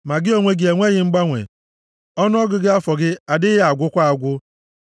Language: Igbo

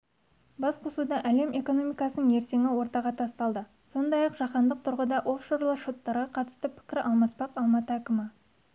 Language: Kazakh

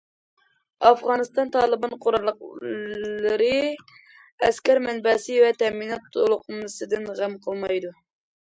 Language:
Uyghur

